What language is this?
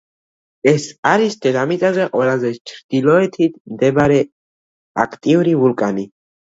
Georgian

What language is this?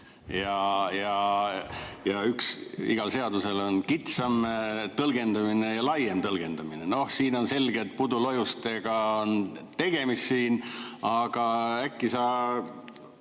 Estonian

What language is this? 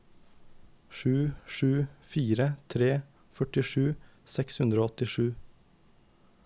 Norwegian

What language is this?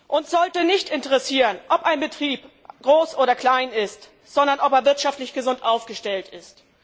German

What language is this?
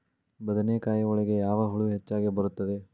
Kannada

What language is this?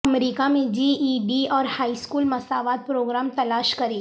Urdu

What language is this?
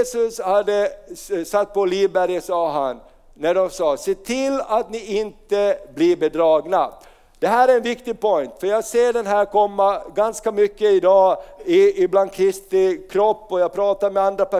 Swedish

